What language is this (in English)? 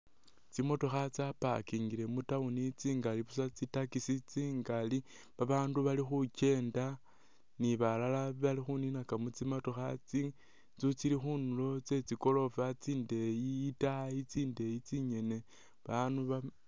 Masaaba